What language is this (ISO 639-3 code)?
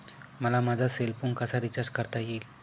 mar